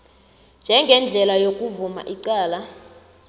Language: South Ndebele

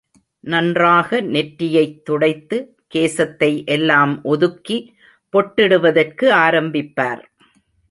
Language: Tamil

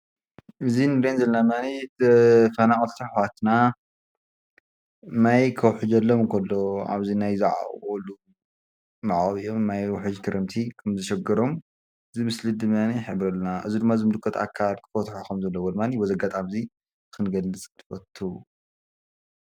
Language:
Tigrinya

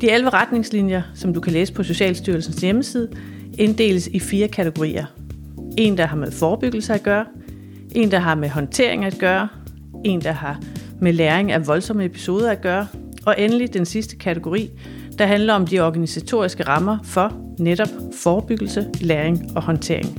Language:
Danish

